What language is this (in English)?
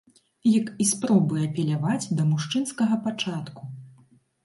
Belarusian